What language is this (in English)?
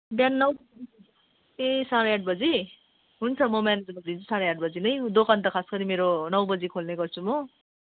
Nepali